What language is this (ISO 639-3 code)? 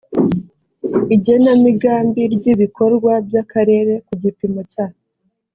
kin